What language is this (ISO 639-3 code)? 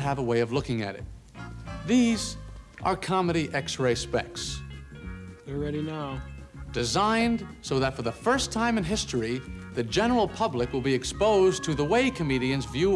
eng